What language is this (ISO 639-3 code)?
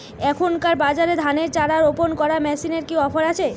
ben